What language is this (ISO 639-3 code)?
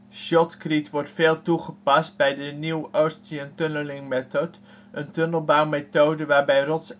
nld